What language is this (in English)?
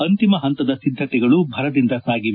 Kannada